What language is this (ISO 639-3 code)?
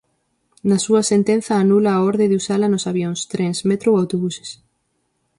glg